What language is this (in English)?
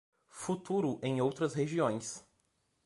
Portuguese